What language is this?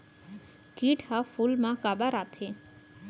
Chhattisgarhi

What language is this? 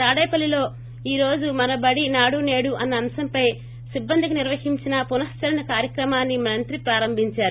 Telugu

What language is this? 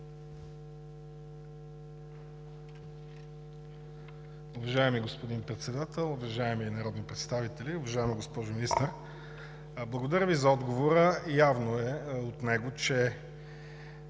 Bulgarian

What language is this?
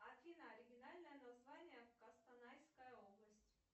Russian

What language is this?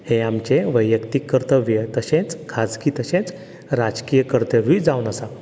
Konkani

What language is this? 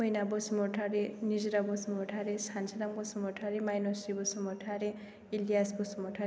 Bodo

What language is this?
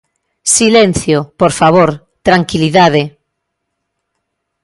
Galician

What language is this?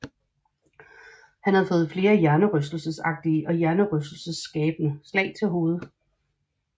Danish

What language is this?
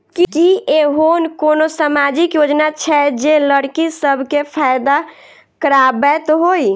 Maithili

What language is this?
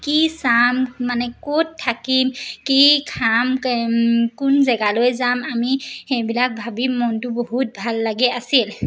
Assamese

